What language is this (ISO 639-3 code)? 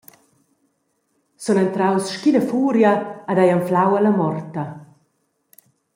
roh